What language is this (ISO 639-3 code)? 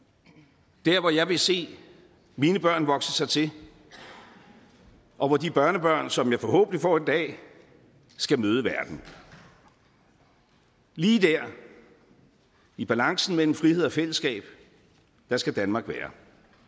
dan